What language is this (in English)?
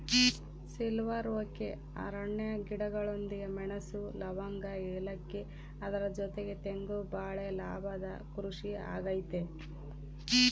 Kannada